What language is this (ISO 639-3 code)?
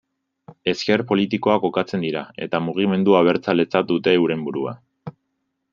eus